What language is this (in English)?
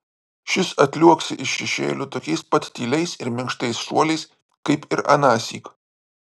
Lithuanian